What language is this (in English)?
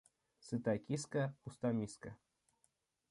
Russian